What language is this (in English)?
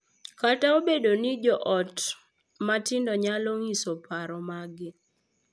Luo (Kenya and Tanzania)